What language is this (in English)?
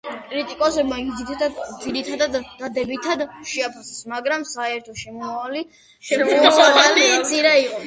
Georgian